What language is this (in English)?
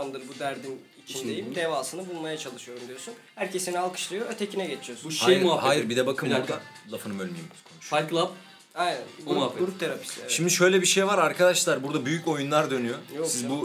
Turkish